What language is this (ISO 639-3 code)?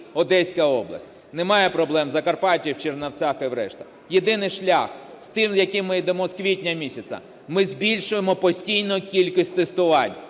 ukr